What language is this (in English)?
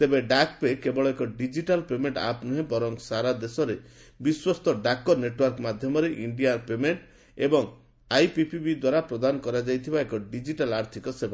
Odia